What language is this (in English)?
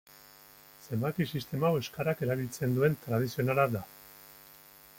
Basque